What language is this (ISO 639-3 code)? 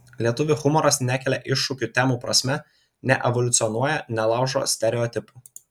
lit